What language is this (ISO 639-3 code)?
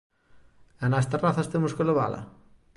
glg